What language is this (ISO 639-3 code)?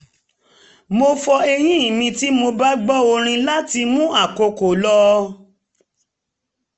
yor